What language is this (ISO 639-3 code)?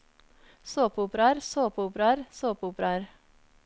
nor